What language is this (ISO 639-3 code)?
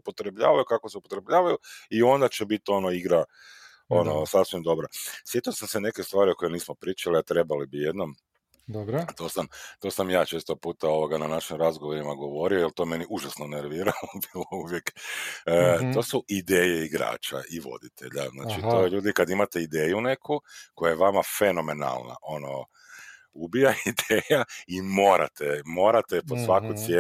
hrv